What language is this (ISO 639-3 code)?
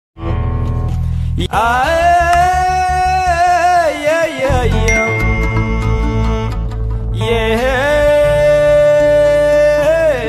eng